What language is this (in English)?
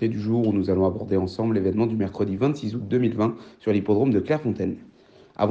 French